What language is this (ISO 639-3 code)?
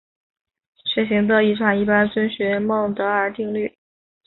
zho